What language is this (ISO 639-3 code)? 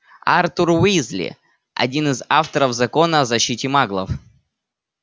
rus